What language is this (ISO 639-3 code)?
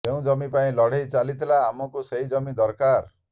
ori